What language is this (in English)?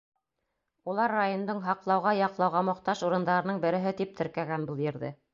Bashkir